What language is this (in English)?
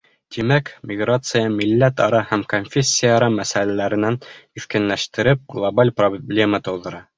Bashkir